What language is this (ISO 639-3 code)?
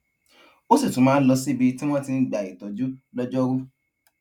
yor